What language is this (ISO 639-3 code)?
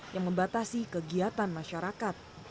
ind